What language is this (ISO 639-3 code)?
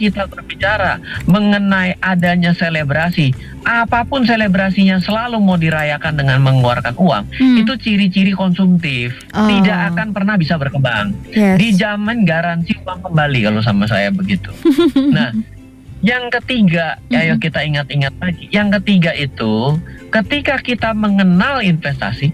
ind